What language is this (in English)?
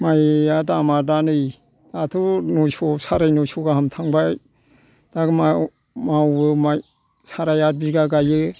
Bodo